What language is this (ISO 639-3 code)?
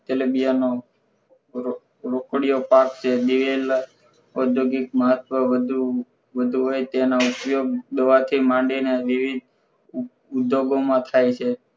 guj